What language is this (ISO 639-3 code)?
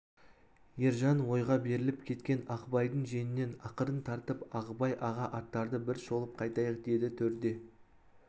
kaz